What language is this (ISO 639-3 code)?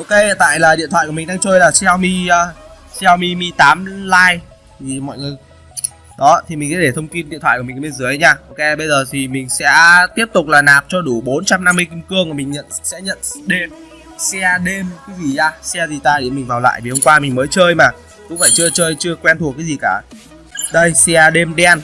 vie